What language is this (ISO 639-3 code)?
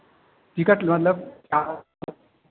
hin